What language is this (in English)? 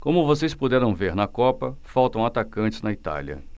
Portuguese